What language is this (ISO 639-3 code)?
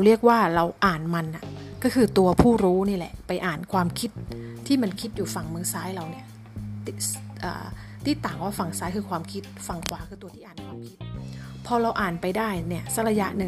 tha